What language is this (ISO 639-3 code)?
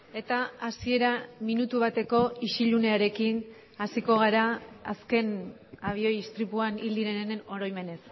eus